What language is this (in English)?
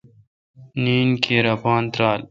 Kalkoti